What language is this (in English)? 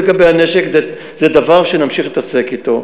Hebrew